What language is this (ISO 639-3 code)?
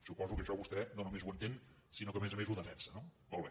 cat